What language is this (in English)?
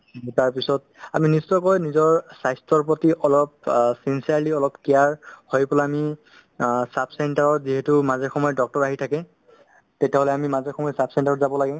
Assamese